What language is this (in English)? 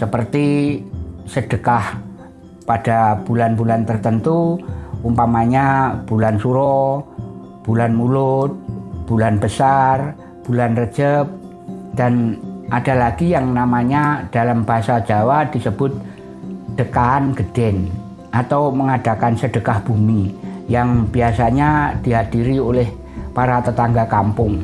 Indonesian